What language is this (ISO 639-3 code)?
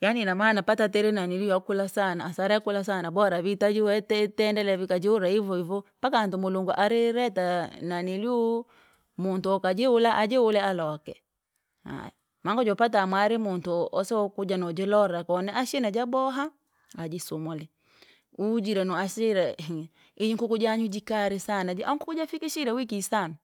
lag